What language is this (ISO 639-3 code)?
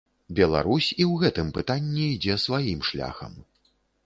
bel